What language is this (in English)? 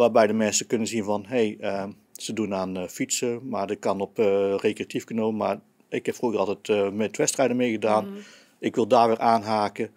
Dutch